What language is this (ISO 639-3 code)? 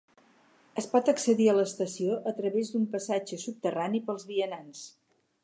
cat